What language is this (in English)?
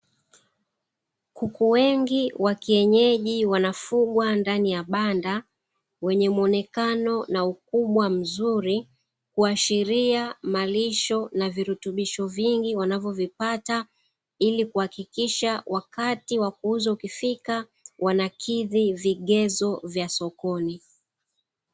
Swahili